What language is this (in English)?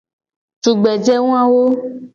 Gen